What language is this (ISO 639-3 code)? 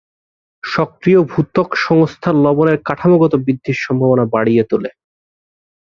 ben